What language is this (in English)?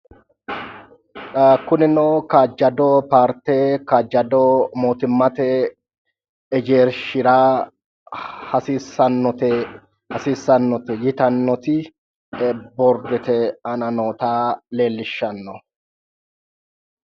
Sidamo